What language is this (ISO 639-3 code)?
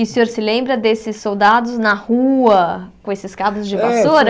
por